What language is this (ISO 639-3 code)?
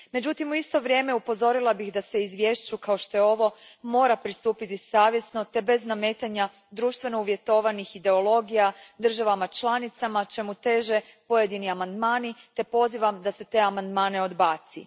hrv